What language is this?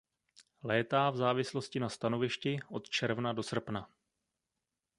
Czech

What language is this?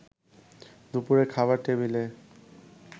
Bangla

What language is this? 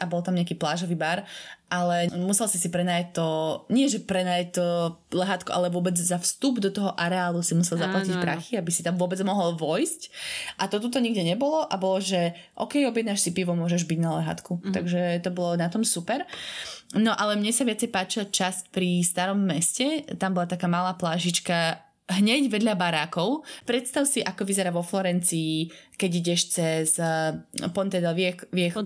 Slovak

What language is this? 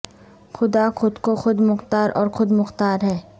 Urdu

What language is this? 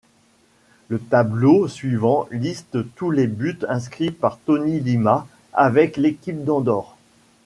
French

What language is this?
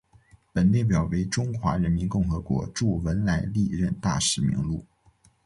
Chinese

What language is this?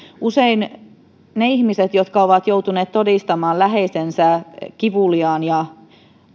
Finnish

